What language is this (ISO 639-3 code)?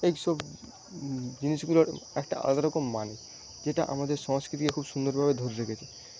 ben